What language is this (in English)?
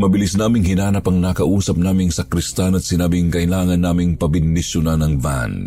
Filipino